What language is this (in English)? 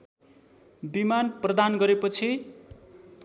Nepali